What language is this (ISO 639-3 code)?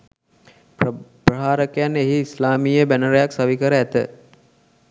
sin